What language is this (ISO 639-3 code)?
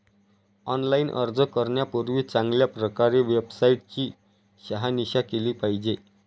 mar